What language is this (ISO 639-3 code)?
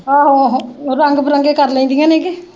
pan